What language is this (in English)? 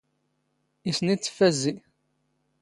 Standard Moroccan Tamazight